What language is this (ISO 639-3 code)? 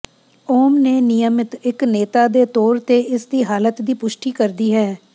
pan